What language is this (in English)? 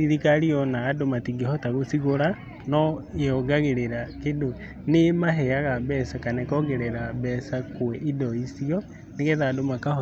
Kikuyu